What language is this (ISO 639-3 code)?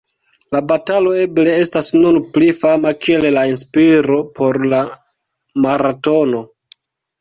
epo